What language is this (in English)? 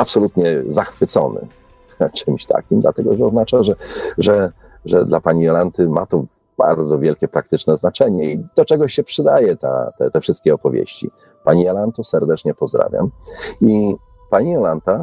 Polish